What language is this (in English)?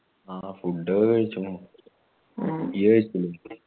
Malayalam